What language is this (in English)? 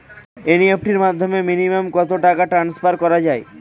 Bangla